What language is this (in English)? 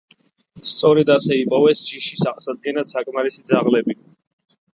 Georgian